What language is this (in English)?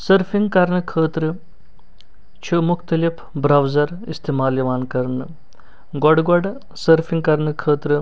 Kashmiri